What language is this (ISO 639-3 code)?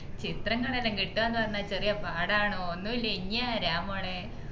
mal